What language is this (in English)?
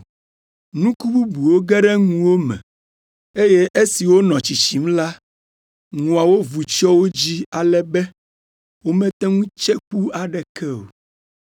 Ewe